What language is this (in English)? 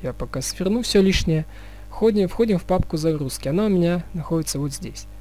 Russian